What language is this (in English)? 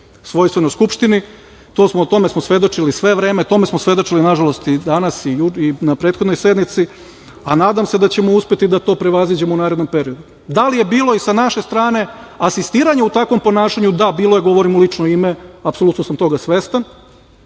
Serbian